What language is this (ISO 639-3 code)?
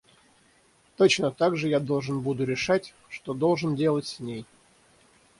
rus